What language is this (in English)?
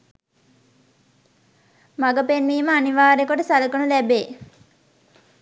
Sinhala